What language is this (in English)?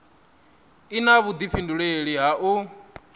Venda